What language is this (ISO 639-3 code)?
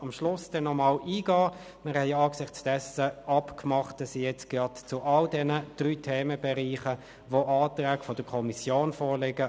gsw